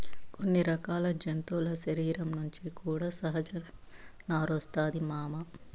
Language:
Telugu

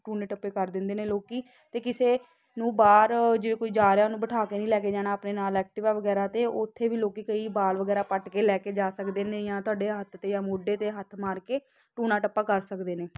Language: Punjabi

